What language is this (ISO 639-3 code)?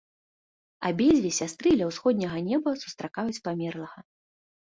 bel